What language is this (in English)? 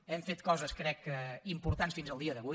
Catalan